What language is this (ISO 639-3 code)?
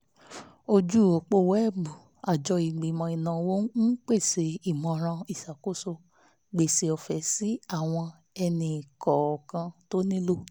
yor